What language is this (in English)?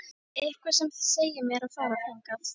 Icelandic